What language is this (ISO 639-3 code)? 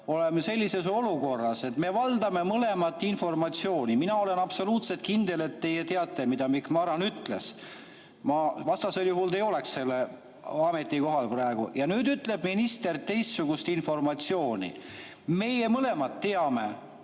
est